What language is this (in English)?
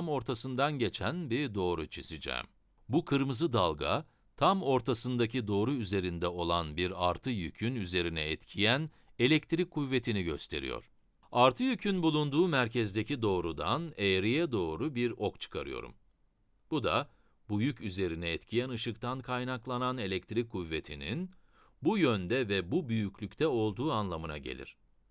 Turkish